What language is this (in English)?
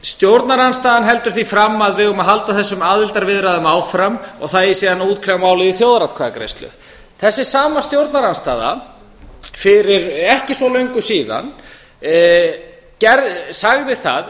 Icelandic